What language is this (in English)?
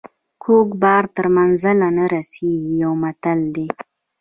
Pashto